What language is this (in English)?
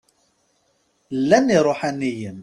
Kabyle